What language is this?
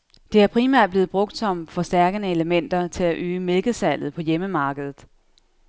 Danish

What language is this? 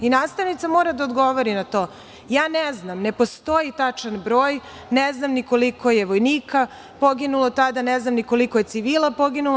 Serbian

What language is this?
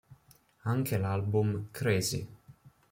Italian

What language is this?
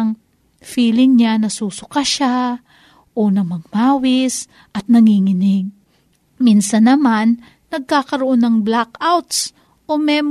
Filipino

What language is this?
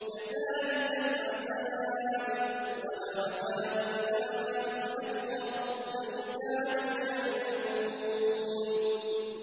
Arabic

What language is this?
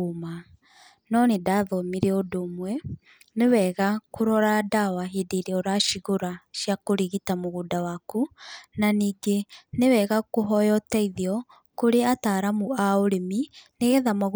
Kikuyu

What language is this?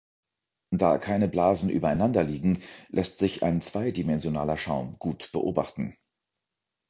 German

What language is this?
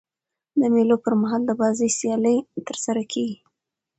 Pashto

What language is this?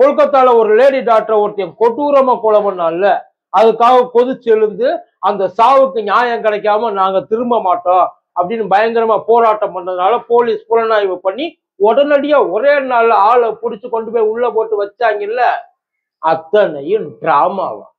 Tamil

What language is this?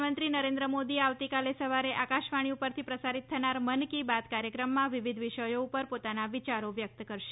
Gujarati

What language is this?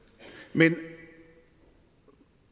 Danish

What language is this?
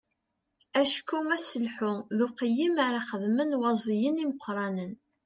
Kabyle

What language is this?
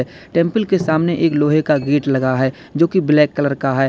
Hindi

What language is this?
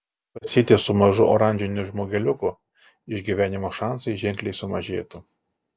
Lithuanian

